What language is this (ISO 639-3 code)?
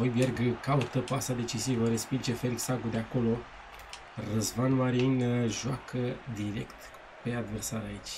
ron